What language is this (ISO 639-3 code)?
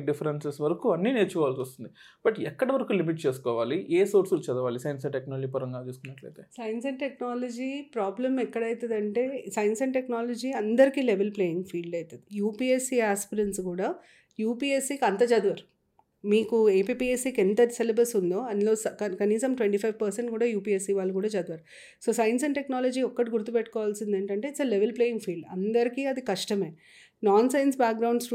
tel